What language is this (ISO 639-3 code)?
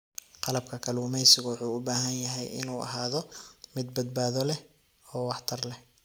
som